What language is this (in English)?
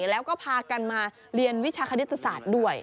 Thai